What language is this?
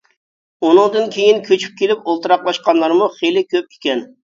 Uyghur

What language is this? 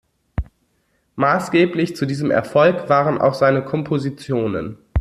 German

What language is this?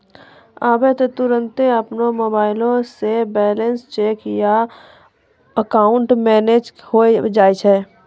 Maithili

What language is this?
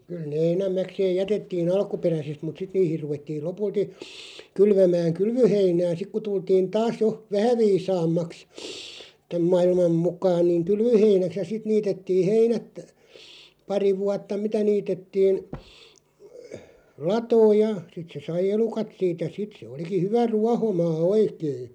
Finnish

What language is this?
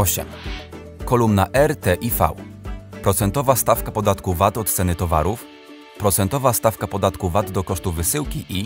Polish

